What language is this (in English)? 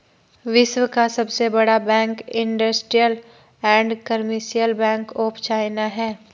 Hindi